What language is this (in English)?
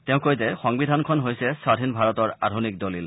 Assamese